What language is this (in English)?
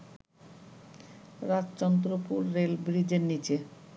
Bangla